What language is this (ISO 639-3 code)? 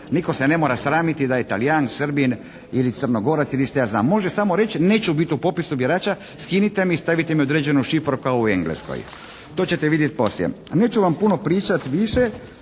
hrv